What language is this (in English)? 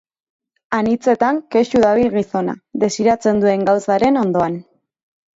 Basque